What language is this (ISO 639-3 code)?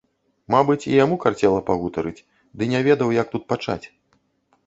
bel